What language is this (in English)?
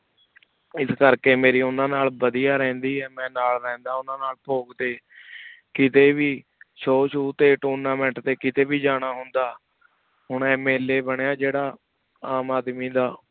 Punjabi